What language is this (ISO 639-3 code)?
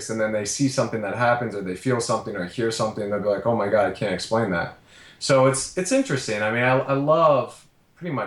eng